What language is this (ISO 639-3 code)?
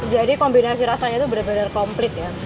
ind